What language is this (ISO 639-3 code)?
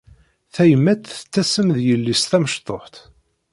kab